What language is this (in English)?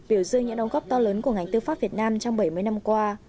Vietnamese